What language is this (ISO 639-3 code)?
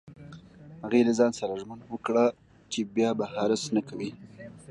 pus